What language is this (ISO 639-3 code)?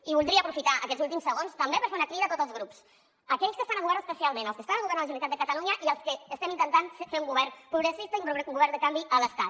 cat